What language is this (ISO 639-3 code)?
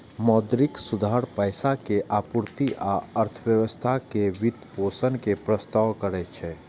mai